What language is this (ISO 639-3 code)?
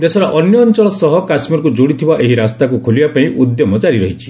ori